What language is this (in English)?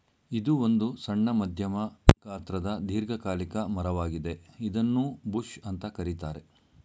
Kannada